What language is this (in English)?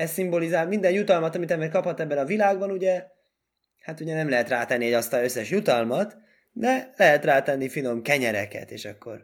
Hungarian